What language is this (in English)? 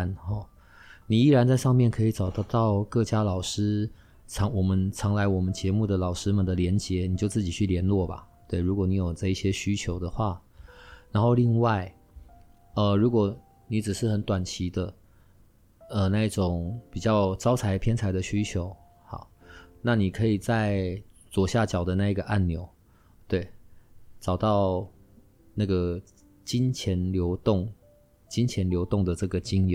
Chinese